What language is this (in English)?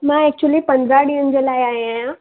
Sindhi